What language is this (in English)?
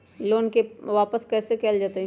Magahi